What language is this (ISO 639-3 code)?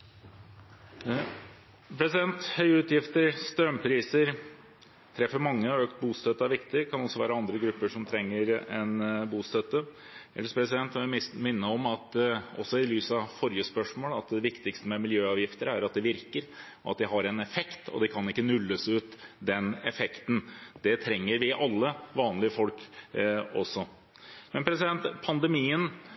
nor